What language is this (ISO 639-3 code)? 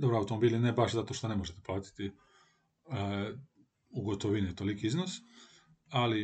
hrv